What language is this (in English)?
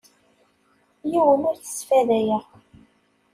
Kabyle